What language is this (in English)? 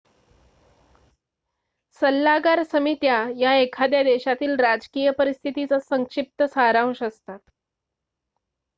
Marathi